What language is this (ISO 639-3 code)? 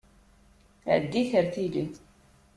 kab